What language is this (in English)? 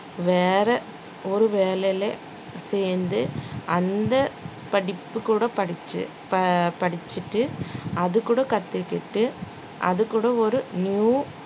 Tamil